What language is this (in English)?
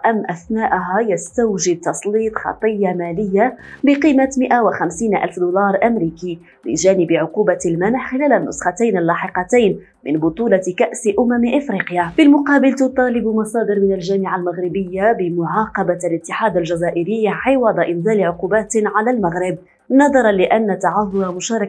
Arabic